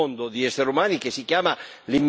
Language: Italian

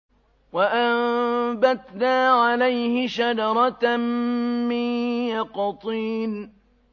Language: Arabic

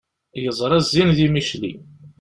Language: Kabyle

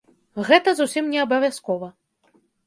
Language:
Belarusian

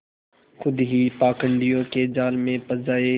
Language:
Hindi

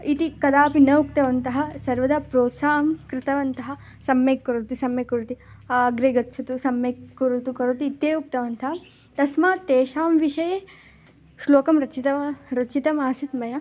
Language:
Sanskrit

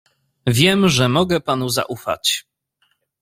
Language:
Polish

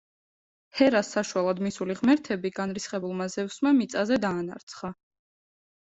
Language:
Georgian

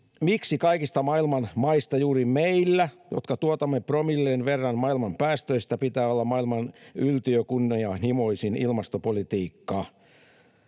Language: Finnish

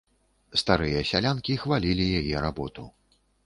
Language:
Belarusian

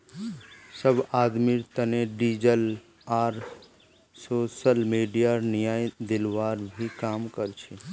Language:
Magahi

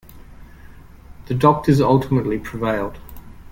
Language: English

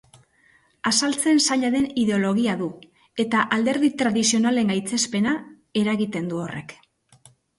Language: Basque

